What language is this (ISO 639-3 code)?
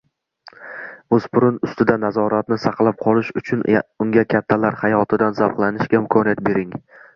uzb